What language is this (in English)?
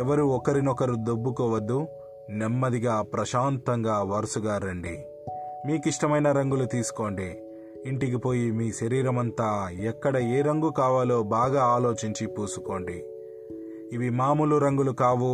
Telugu